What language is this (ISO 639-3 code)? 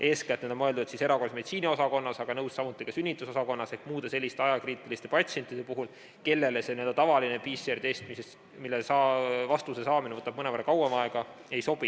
est